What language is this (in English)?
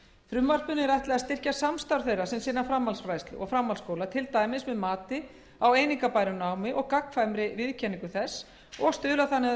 Icelandic